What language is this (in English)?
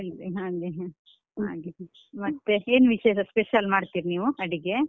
Kannada